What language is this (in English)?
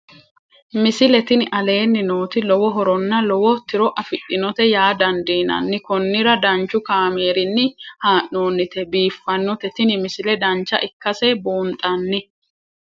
Sidamo